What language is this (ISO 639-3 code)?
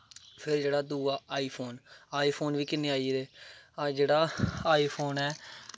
doi